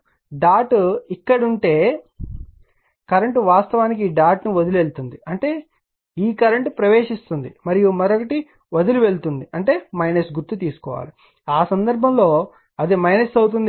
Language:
Telugu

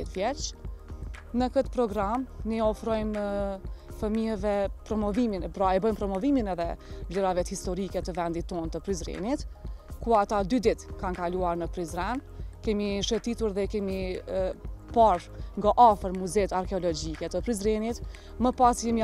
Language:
Romanian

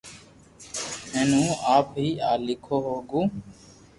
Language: Loarki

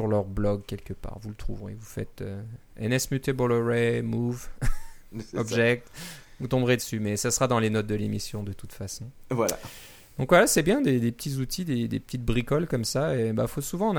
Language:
French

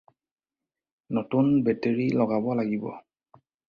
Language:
Assamese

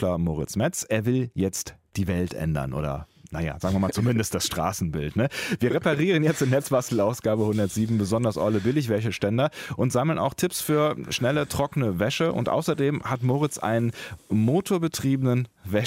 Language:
German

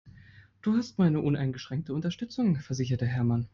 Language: German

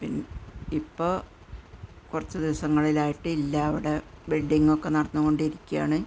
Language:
Malayalam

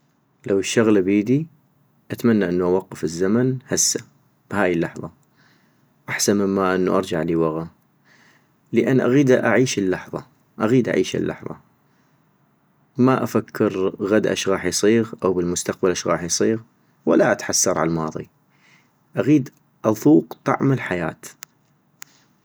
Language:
North Mesopotamian Arabic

